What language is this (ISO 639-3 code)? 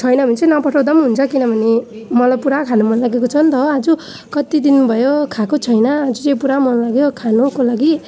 nep